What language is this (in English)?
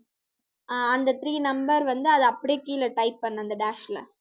Tamil